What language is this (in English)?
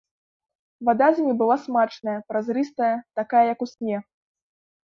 Belarusian